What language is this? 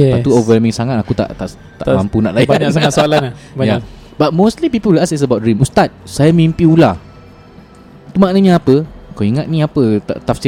Malay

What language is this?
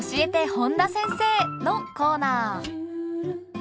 Japanese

